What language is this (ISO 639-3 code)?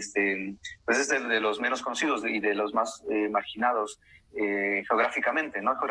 spa